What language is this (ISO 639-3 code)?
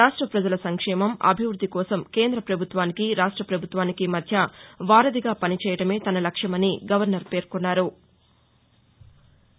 tel